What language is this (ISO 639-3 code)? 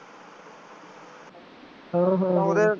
pan